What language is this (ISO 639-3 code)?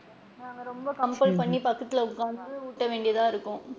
tam